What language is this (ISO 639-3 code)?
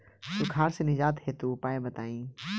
bho